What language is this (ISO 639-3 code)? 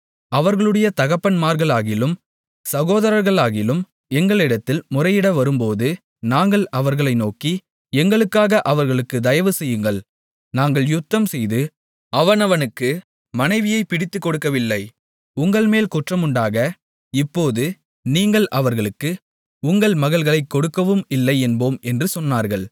tam